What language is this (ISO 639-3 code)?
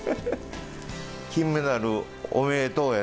jpn